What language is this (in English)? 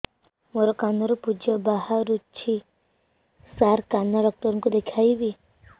Odia